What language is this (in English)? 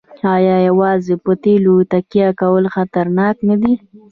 Pashto